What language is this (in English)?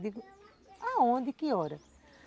Portuguese